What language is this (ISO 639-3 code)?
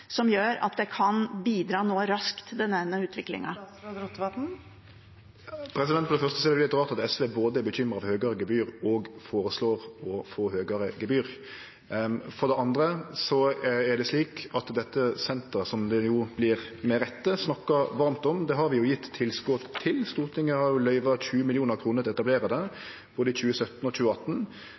nor